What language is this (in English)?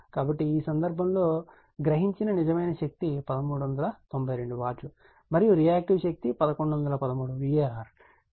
Telugu